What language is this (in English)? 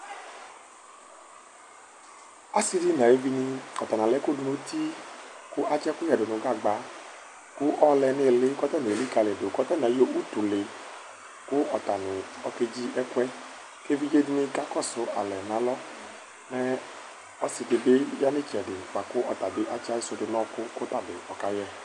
Ikposo